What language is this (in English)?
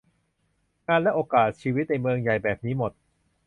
Thai